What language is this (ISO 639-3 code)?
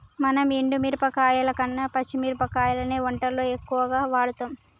tel